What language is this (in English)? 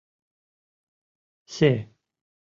Mari